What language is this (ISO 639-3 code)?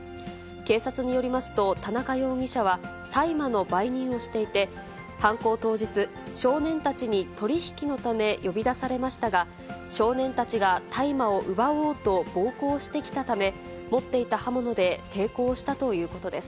jpn